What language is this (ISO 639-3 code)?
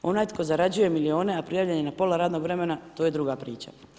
hrv